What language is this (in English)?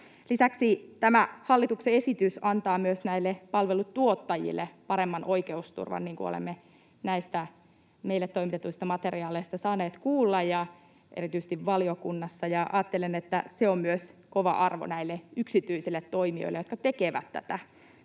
Finnish